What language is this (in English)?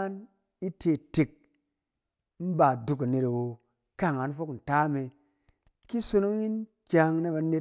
Cen